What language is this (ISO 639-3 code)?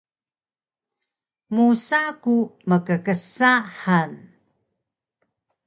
trv